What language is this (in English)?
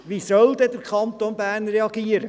Swiss German